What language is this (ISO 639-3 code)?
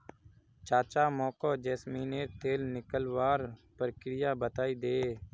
mag